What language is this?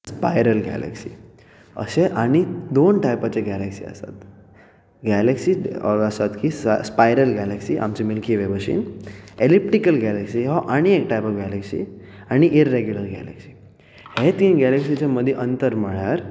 Konkani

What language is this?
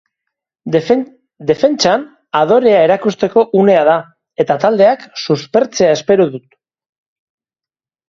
Basque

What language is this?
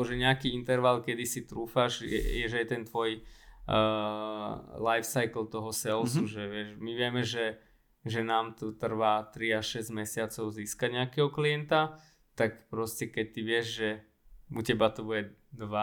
Slovak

